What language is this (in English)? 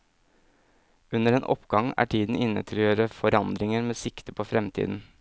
Norwegian